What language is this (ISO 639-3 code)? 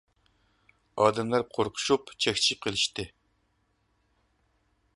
uig